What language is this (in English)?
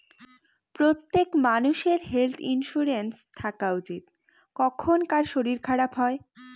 Bangla